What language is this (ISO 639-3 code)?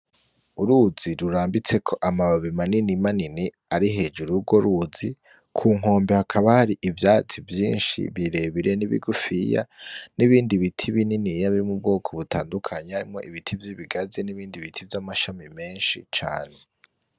run